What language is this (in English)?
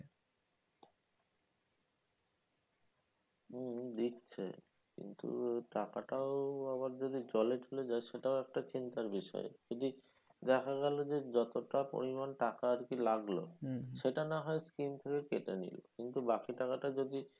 Bangla